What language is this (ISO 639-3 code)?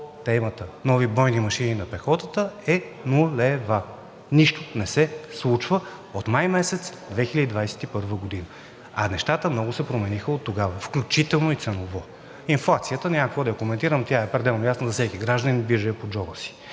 bul